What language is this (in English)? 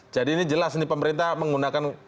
Indonesian